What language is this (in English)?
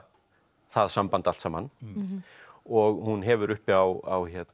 Icelandic